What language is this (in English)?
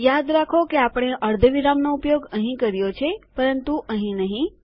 Gujarati